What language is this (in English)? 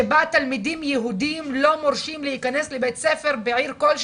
Hebrew